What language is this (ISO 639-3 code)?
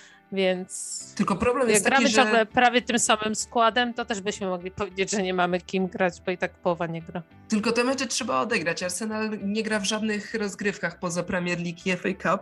pol